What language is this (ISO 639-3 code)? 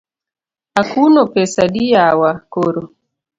luo